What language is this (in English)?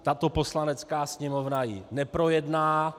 Czech